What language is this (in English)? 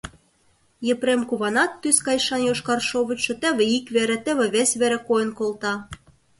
Mari